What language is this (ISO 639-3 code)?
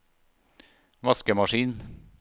nor